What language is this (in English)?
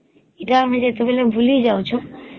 Odia